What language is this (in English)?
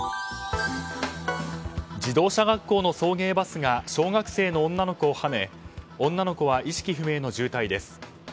Japanese